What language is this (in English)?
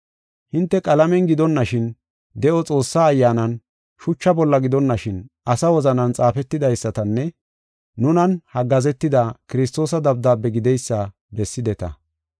Gofa